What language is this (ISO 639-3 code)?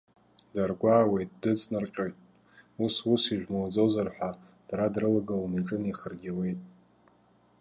abk